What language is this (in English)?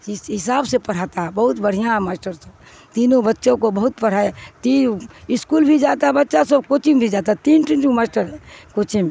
Urdu